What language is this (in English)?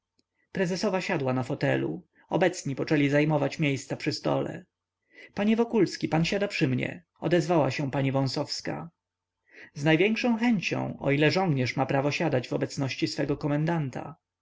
Polish